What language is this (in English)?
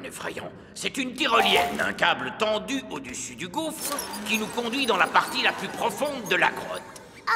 French